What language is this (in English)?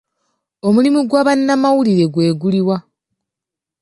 Ganda